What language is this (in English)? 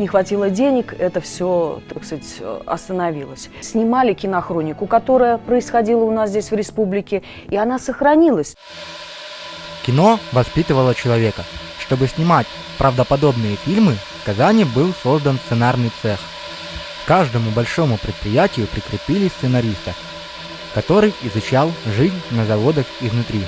Russian